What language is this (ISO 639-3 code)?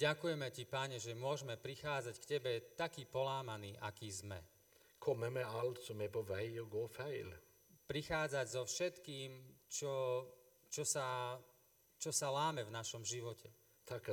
slk